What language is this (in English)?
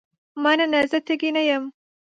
Pashto